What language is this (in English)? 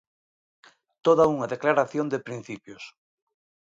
Galician